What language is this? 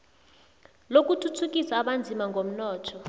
South Ndebele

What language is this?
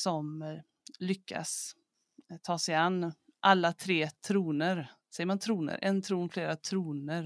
Swedish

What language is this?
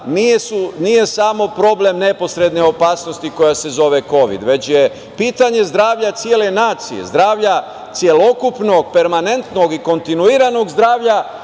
Serbian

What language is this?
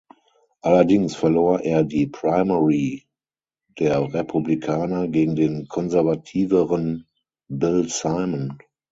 German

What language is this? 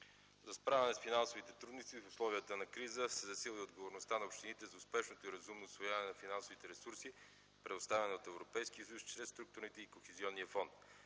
Bulgarian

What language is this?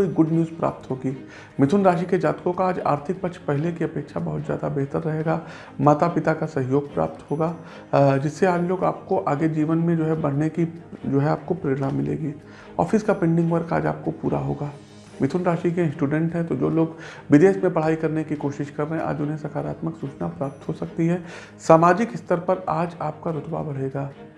Hindi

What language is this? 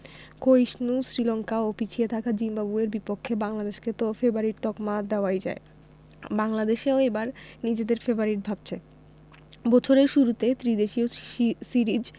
Bangla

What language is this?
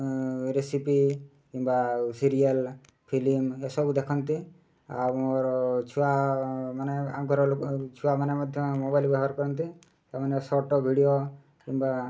Odia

